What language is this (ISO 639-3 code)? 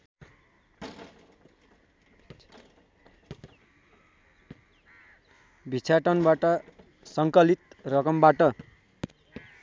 nep